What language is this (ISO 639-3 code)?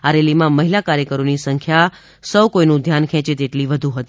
guj